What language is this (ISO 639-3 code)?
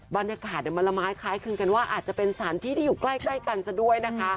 tha